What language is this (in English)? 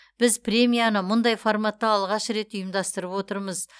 Kazakh